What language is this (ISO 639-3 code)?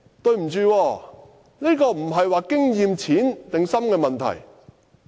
yue